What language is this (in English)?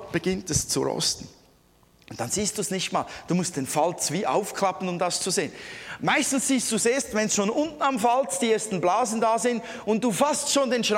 German